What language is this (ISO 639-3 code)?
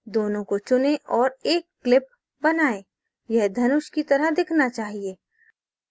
hin